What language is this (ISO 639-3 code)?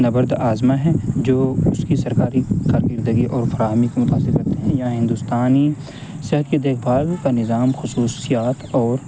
urd